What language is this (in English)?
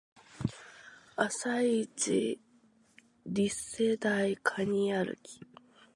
Japanese